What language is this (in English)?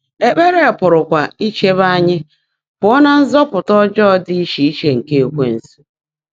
Igbo